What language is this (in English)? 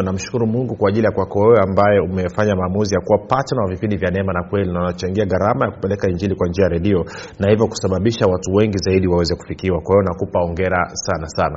Swahili